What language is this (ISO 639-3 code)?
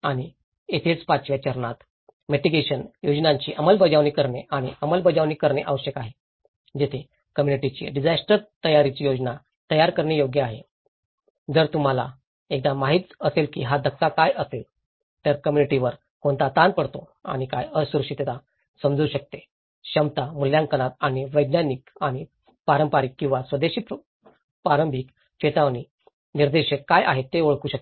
mar